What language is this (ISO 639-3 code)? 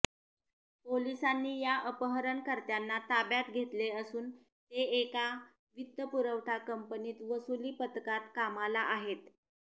mar